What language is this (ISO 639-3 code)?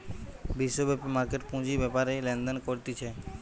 ben